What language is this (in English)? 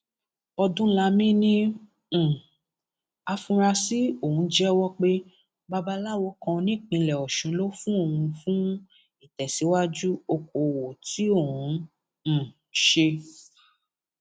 Yoruba